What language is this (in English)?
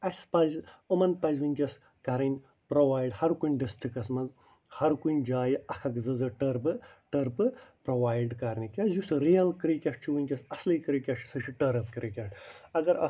Kashmiri